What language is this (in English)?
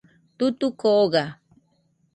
Nüpode Huitoto